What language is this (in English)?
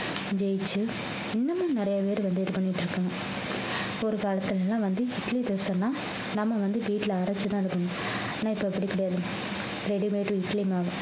Tamil